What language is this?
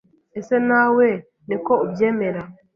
Kinyarwanda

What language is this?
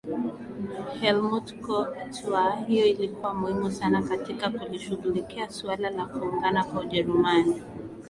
Swahili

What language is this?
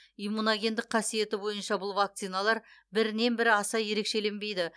Kazakh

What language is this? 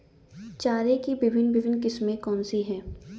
Hindi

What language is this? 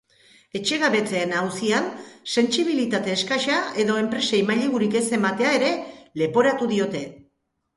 Basque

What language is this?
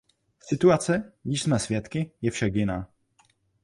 Czech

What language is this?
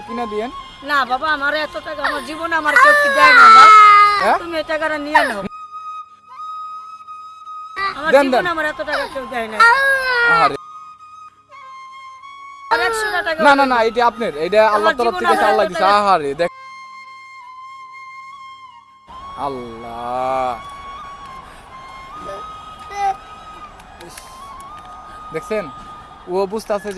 Bangla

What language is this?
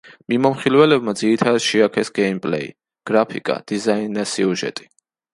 Georgian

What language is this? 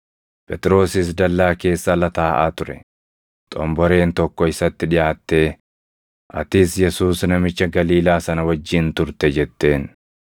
Oromo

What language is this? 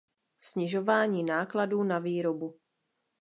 Czech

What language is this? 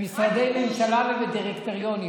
Hebrew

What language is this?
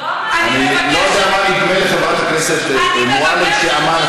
Hebrew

